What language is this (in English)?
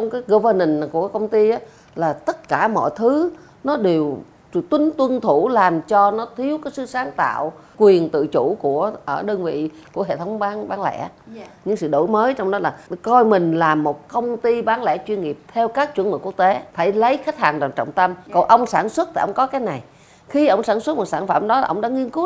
Vietnamese